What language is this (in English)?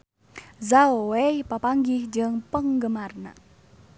Sundanese